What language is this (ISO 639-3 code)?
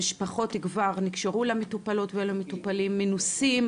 heb